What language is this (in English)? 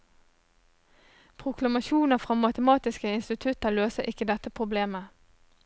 Norwegian